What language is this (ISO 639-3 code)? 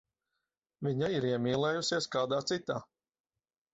lav